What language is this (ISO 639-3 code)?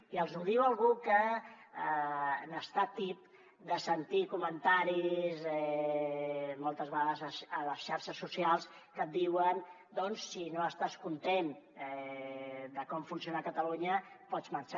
cat